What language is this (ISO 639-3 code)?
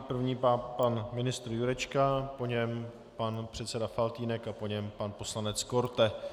ces